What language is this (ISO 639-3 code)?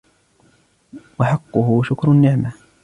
ara